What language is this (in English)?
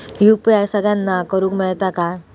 Marathi